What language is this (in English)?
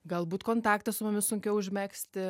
Lithuanian